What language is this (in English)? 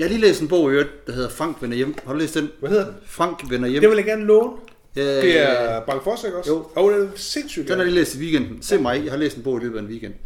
Danish